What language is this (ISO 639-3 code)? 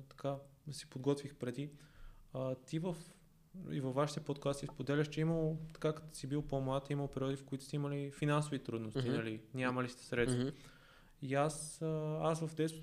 bul